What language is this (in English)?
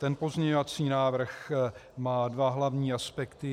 Czech